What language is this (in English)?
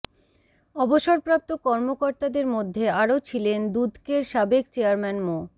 Bangla